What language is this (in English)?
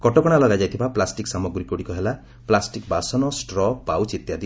Odia